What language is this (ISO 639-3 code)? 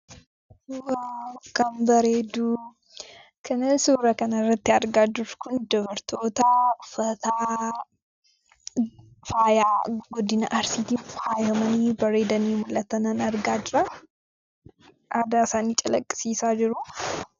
orm